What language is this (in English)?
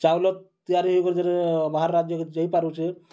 Odia